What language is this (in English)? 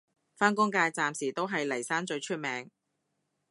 Cantonese